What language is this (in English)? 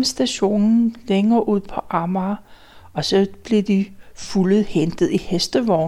Danish